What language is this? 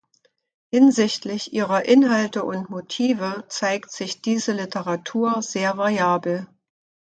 German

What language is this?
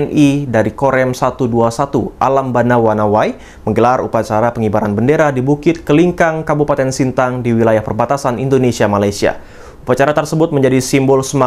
Indonesian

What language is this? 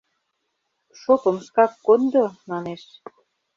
Mari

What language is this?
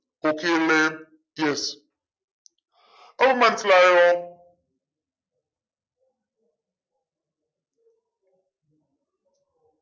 Malayalam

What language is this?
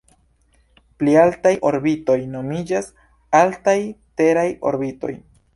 Esperanto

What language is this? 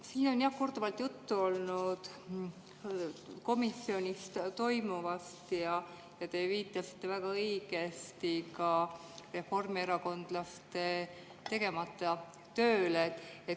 Estonian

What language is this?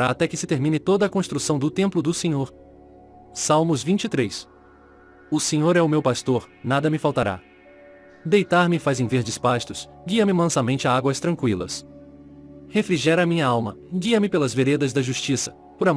Portuguese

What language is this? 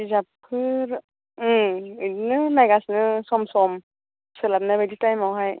Bodo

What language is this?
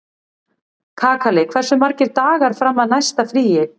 Icelandic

